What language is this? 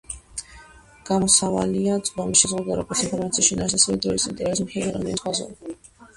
Georgian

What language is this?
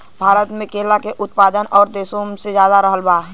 Bhojpuri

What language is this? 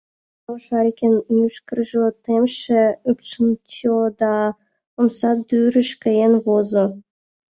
Mari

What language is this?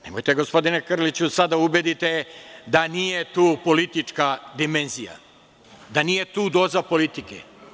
Serbian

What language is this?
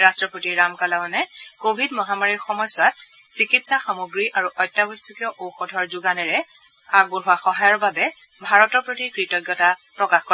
Assamese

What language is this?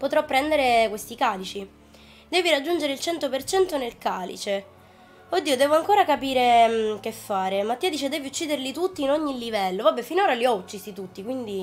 Italian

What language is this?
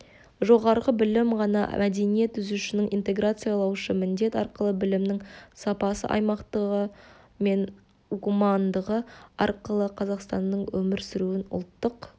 Kazakh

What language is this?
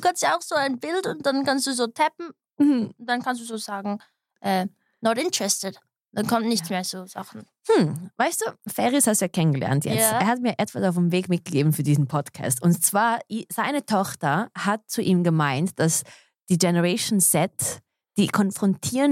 German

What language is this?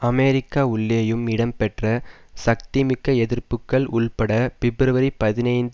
Tamil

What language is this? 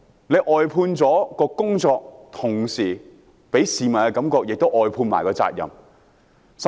Cantonese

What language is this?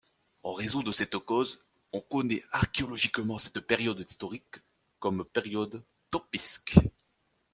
French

